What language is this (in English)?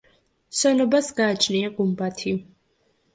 Georgian